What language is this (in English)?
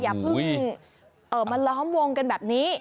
Thai